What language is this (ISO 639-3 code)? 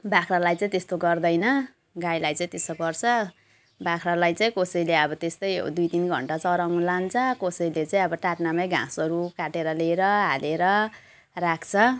nep